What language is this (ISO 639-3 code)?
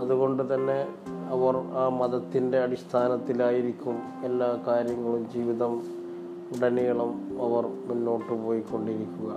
mal